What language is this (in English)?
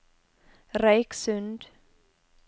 Norwegian